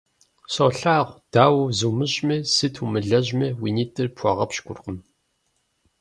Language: Kabardian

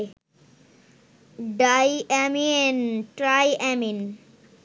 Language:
Bangla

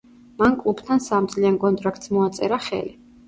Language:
Georgian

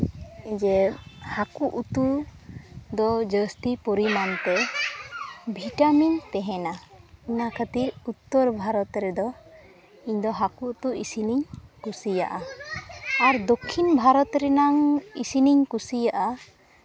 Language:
Santali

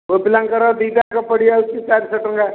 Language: Odia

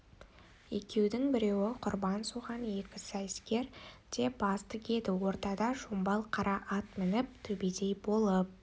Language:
Kazakh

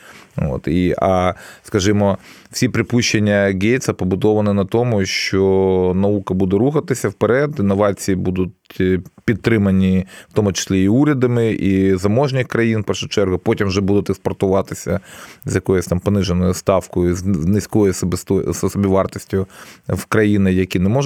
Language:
Ukrainian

